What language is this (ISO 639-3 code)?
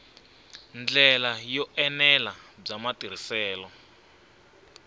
tso